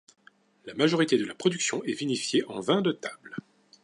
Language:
French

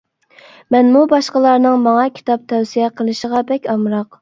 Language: Uyghur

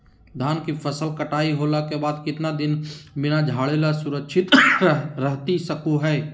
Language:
Magahi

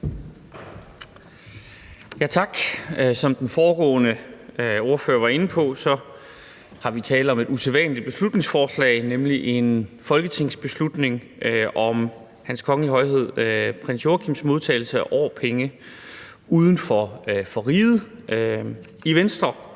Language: Danish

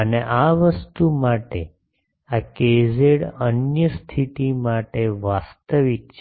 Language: Gujarati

